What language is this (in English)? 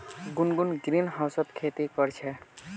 Magahi